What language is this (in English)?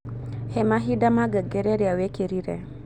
Kikuyu